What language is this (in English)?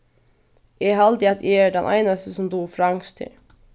Faroese